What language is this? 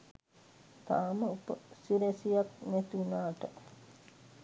Sinhala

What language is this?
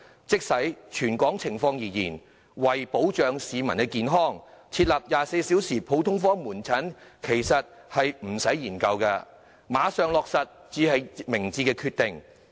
Cantonese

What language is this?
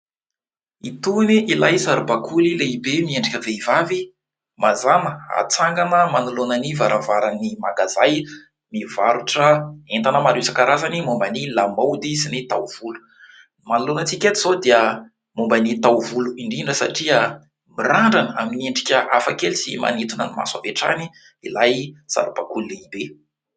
Malagasy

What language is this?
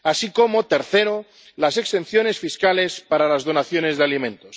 Spanish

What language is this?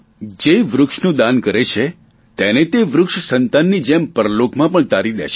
Gujarati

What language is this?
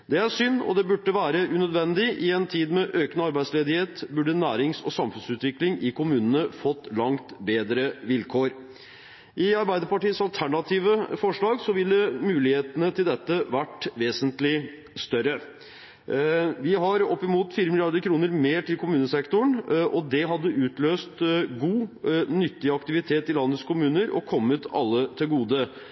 Norwegian Bokmål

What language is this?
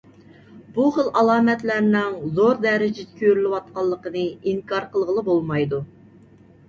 Uyghur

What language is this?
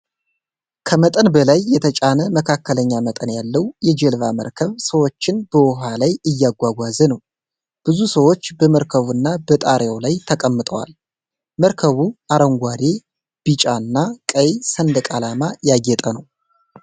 Amharic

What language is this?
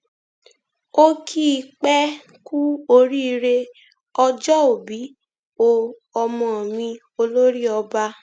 Yoruba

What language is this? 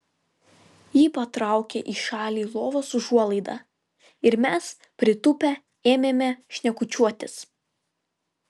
Lithuanian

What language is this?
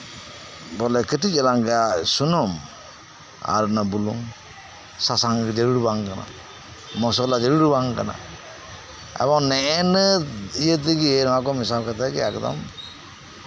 Santali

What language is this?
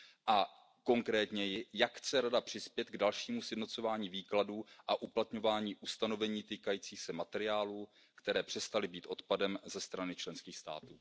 Czech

